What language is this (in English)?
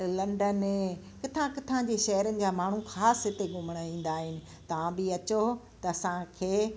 Sindhi